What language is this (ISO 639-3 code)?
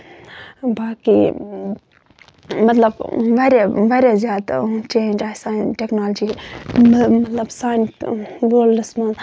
kas